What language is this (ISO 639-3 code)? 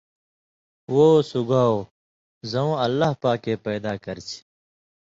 mvy